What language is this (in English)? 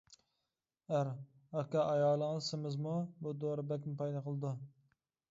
Uyghur